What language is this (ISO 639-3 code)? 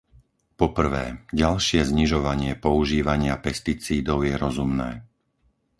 slk